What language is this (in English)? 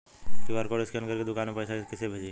Bhojpuri